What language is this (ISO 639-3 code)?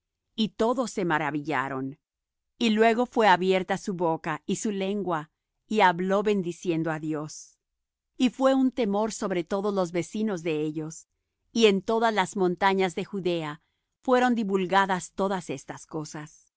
spa